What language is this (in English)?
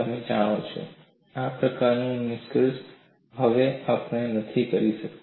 Gujarati